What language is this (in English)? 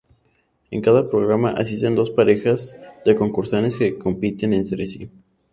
Spanish